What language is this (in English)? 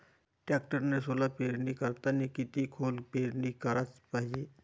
Marathi